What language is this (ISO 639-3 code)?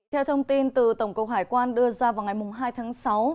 vie